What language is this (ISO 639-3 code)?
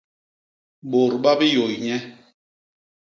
bas